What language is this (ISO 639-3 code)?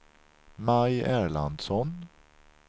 swe